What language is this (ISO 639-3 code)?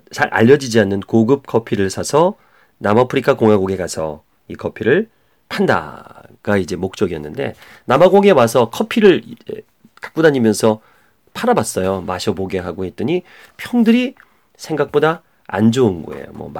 kor